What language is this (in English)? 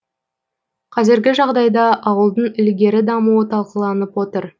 Kazakh